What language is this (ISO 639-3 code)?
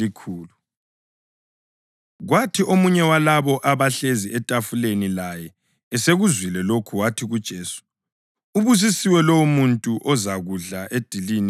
nde